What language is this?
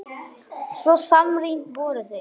Icelandic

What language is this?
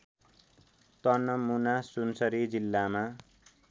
Nepali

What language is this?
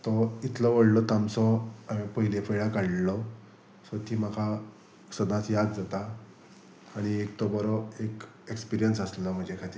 Konkani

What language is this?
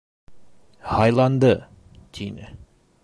Bashkir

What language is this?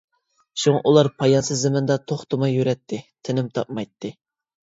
Uyghur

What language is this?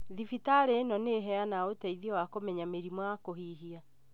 Kikuyu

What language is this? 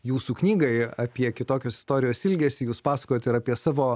Lithuanian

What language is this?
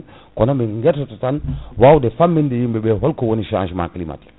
Fula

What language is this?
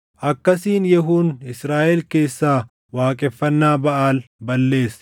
Oromo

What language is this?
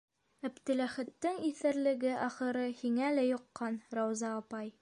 Bashkir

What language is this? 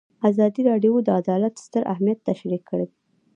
Pashto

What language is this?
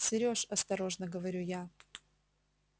Russian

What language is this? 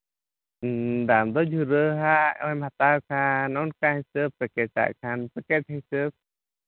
Santali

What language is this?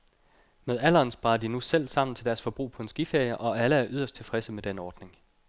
Danish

